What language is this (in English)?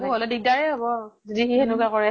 Assamese